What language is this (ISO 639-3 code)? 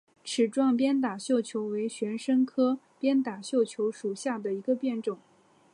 zho